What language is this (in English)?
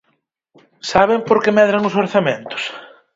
Galician